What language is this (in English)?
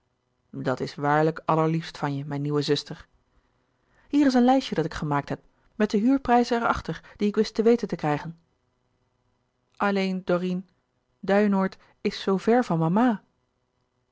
Dutch